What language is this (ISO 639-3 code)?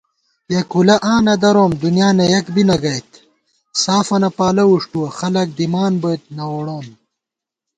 gwt